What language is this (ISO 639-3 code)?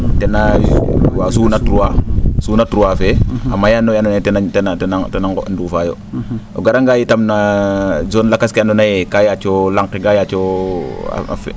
srr